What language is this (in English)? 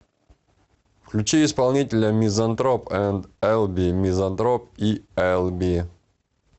Russian